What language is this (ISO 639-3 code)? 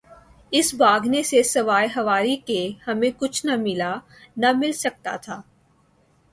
urd